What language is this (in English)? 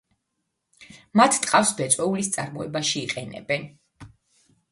Georgian